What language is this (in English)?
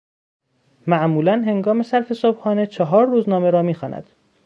Persian